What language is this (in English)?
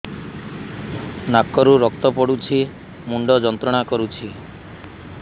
Odia